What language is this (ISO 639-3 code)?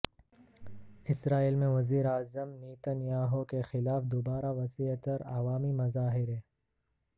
urd